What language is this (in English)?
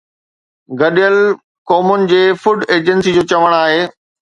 Sindhi